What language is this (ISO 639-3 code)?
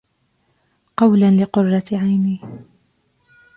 ara